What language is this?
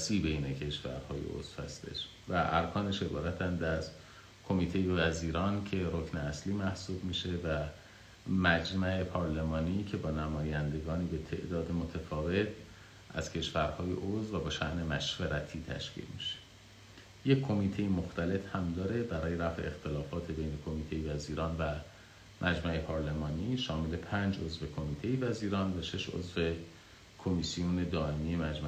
Persian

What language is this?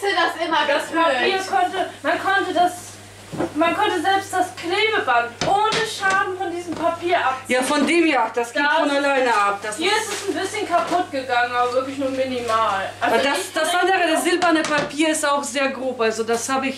German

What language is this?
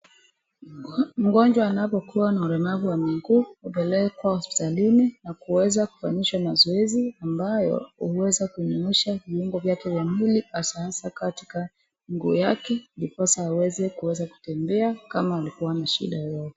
Swahili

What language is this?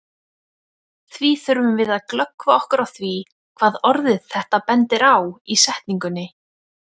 Icelandic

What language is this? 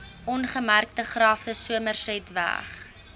Afrikaans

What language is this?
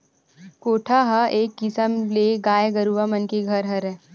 Chhattisgarhi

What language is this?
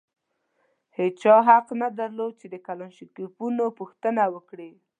Pashto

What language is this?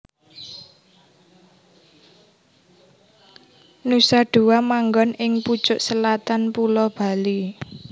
Javanese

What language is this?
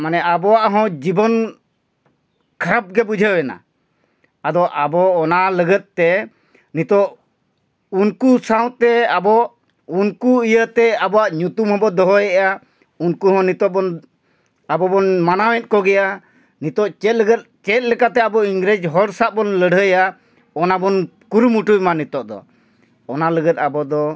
Santali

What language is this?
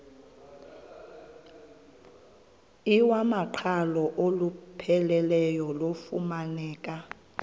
Xhosa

